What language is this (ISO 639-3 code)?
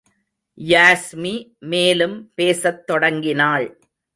tam